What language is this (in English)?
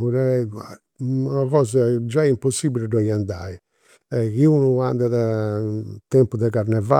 Campidanese Sardinian